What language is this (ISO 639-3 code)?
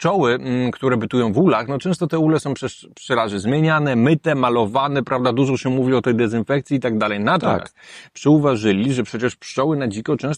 pol